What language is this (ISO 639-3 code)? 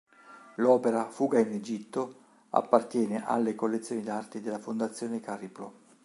ita